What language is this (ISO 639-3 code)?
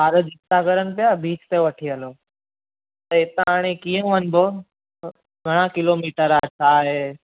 snd